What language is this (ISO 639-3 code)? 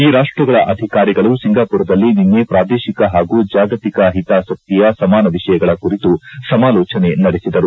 kan